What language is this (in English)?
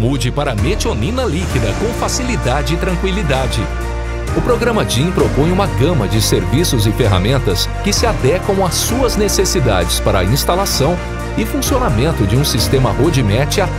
Portuguese